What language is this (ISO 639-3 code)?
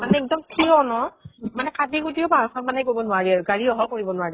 asm